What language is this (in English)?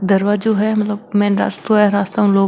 Marwari